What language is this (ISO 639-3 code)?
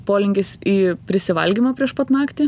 lit